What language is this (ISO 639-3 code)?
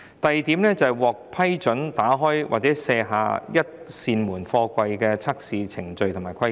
yue